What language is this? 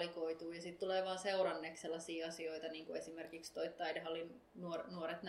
Finnish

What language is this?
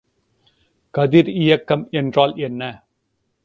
Tamil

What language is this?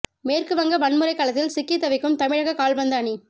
Tamil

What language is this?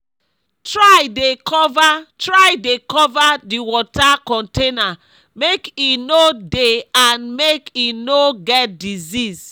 Nigerian Pidgin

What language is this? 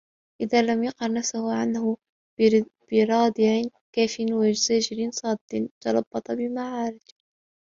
Arabic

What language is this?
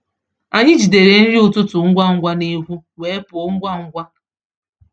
Igbo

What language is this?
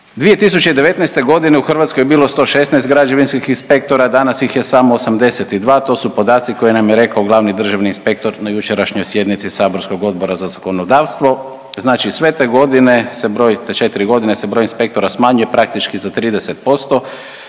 Croatian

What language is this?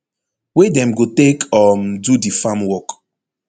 Nigerian Pidgin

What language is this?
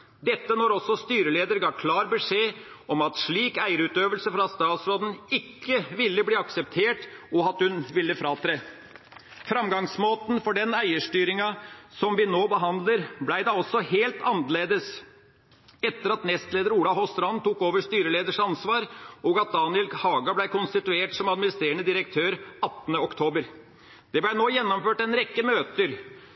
Norwegian Bokmål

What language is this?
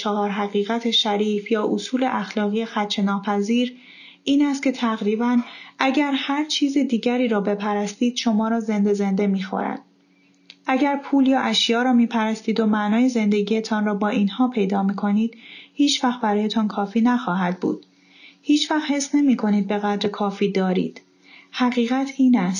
Persian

